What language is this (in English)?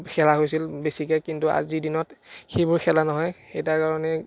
Assamese